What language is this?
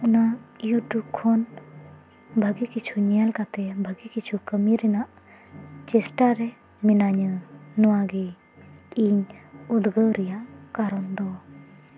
Santali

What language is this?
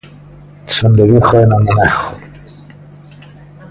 Galician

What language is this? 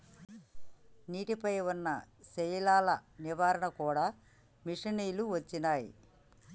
Telugu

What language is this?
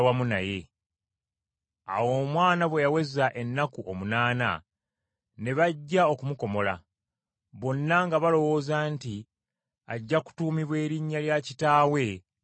Ganda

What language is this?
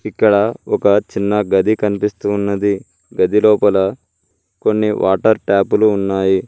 Telugu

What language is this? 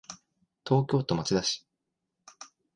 Japanese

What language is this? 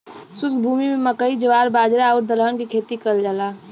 Bhojpuri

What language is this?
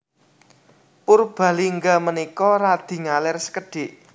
Javanese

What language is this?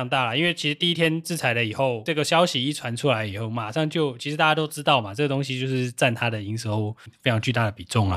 Chinese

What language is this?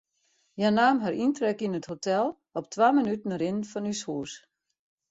Western Frisian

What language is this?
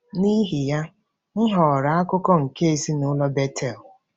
Igbo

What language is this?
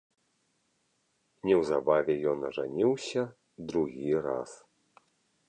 Belarusian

